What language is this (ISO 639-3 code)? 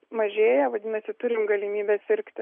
lit